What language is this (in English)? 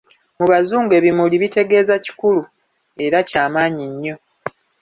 Ganda